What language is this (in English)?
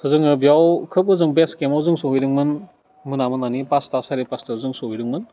Bodo